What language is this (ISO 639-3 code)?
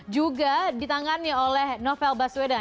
ind